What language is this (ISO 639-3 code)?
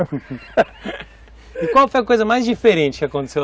por